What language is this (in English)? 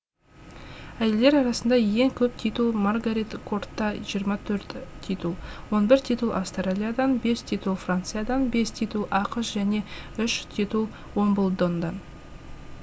Kazakh